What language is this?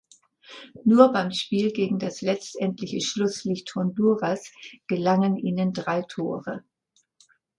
German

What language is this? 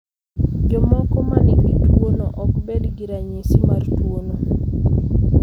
Luo (Kenya and Tanzania)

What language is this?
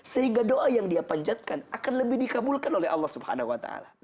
Indonesian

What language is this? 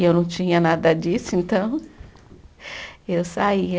Portuguese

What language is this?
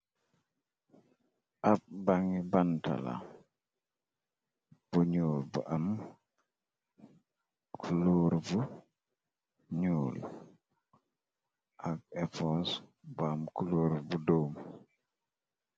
Wolof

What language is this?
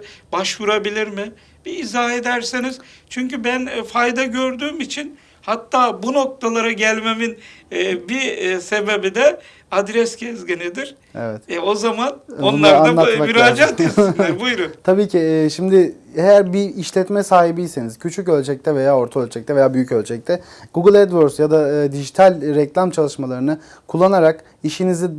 Turkish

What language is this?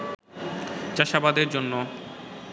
Bangla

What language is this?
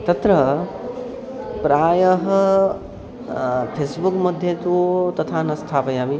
Sanskrit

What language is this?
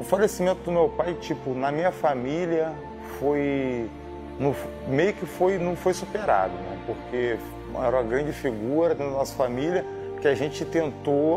Portuguese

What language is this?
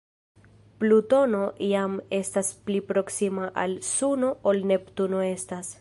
Esperanto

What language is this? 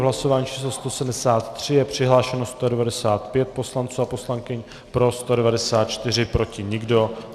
Czech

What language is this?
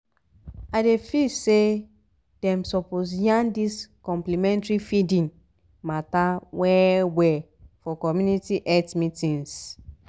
Nigerian Pidgin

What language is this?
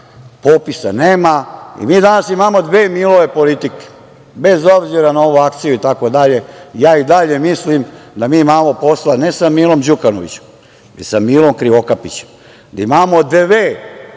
Serbian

